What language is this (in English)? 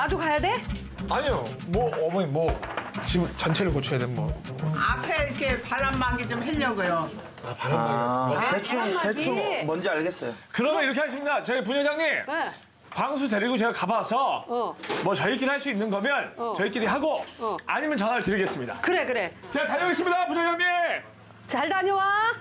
Korean